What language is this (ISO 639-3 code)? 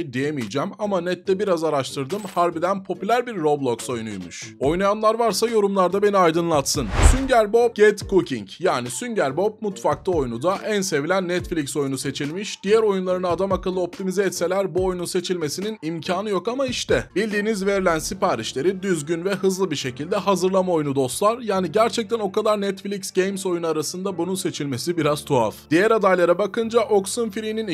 tur